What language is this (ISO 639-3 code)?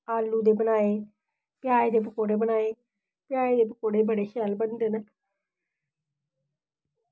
doi